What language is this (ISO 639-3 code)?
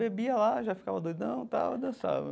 por